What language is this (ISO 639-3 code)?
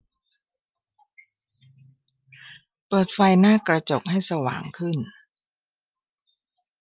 tha